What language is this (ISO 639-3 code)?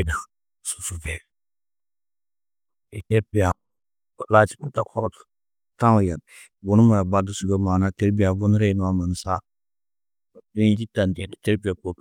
tuq